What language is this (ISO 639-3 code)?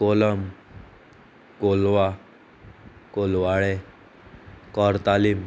kok